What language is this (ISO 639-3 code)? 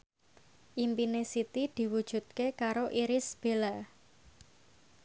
jav